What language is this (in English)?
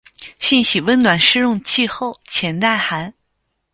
Chinese